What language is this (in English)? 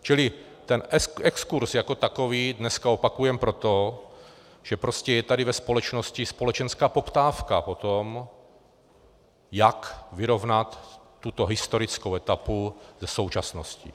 Czech